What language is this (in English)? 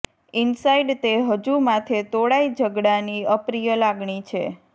Gujarati